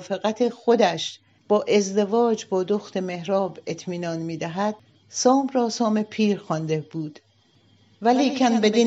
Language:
Persian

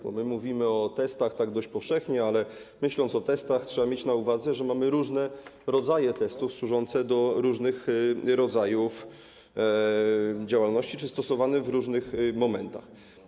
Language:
Polish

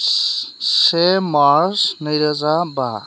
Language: Bodo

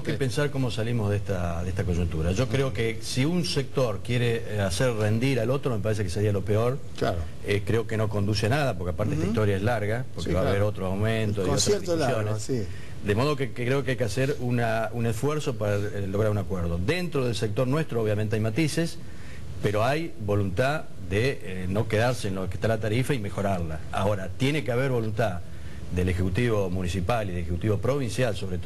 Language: Spanish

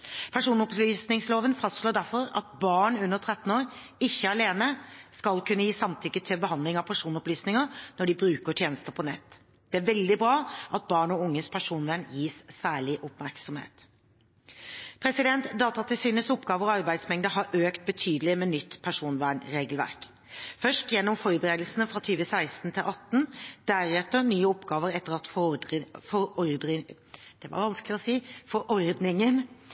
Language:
Norwegian Bokmål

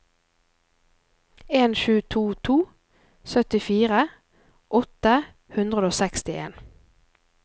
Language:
Norwegian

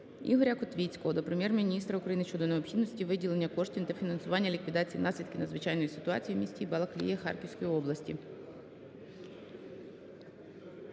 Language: Ukrainian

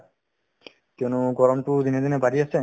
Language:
Assamese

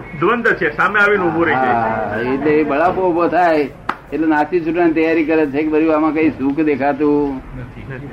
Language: Gujarati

